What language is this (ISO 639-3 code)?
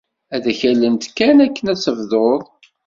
kab